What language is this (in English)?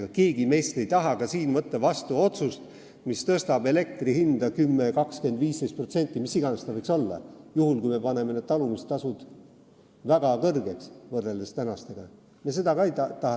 Estonian